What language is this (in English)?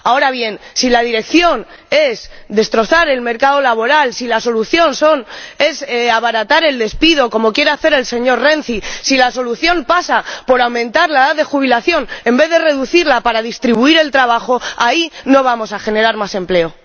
Spanish